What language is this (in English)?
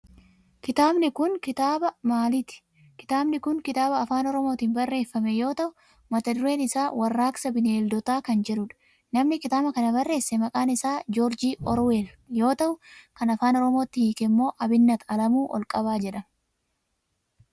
Oromo